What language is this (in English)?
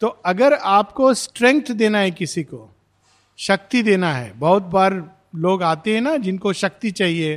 Hindi